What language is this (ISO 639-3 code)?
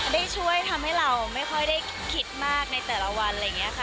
tha